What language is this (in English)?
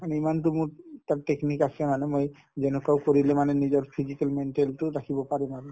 Assamese